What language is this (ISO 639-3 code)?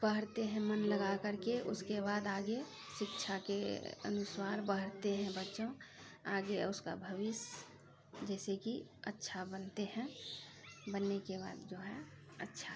mai